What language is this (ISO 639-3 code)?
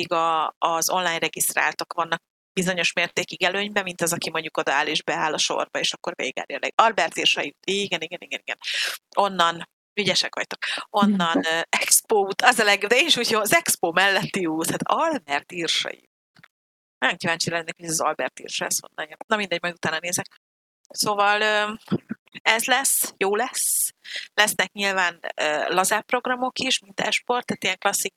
hun